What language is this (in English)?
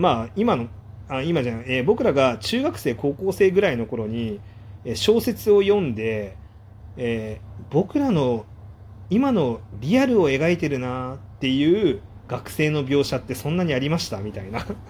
Japanese